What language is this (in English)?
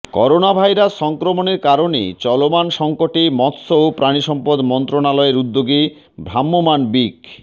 Bangla